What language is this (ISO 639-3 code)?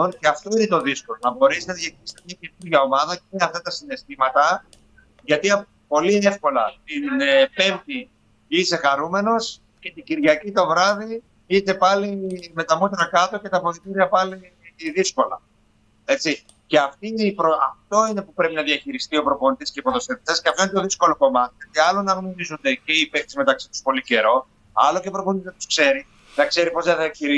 ell